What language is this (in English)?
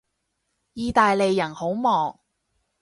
Cantonese